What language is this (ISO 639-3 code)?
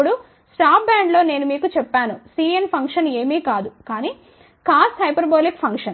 tel